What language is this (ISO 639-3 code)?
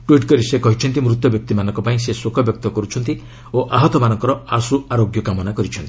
ori